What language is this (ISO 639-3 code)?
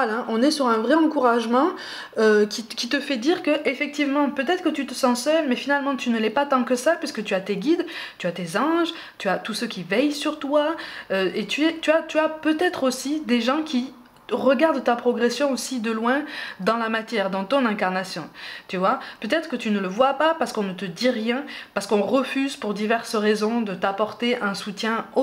fra